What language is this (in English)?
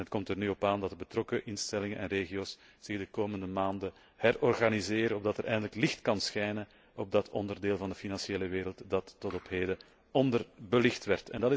Dutch